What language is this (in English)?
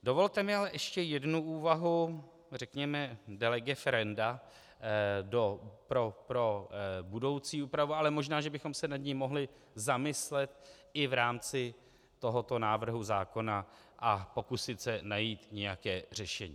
Czech